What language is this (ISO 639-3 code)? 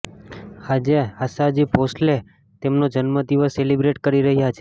guj